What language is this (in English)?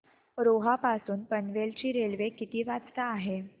Marathi